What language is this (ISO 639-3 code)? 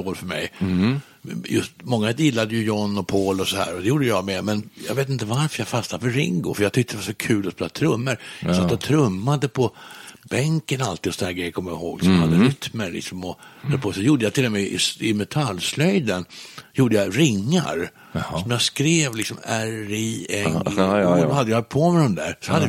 swe